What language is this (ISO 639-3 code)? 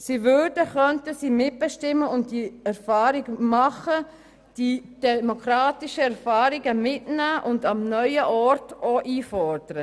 gsw